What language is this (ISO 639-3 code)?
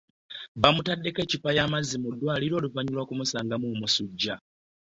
lug